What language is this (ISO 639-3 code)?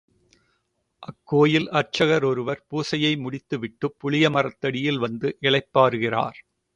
tam